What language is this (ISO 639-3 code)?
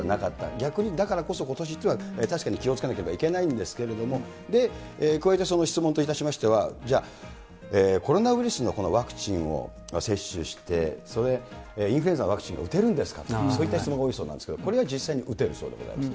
jpn